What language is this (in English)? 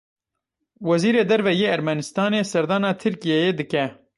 Kurdish